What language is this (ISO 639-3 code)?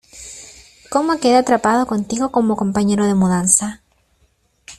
spa